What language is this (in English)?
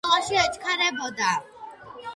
Georgian